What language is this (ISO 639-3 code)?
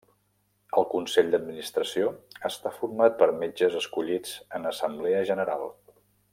cat